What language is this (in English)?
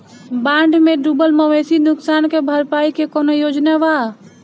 Bhojpuri